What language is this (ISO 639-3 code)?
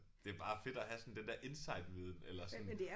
dan